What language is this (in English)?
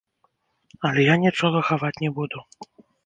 Belarusian